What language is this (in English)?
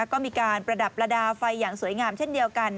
Thai